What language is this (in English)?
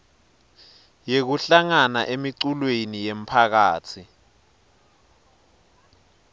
Swati